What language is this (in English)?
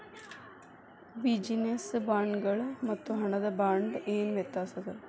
Kannada